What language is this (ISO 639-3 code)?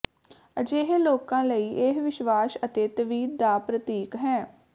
pan